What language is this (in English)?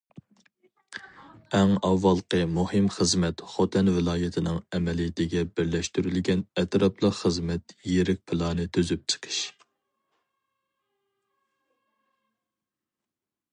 Uyghur